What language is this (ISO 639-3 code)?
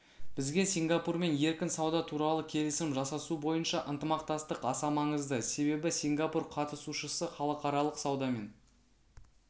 kaz